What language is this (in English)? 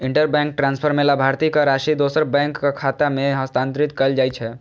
Maithili